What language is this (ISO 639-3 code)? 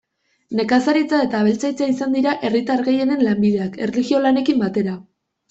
eus